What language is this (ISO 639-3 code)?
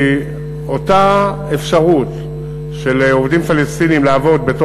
heb